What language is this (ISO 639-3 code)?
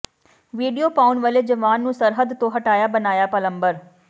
pan